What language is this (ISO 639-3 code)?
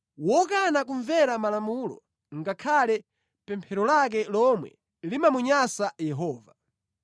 nya